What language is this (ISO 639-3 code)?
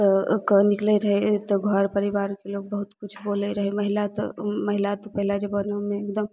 mai